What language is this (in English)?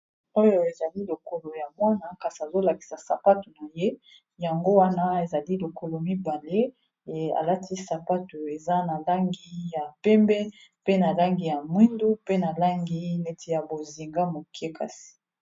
Lingala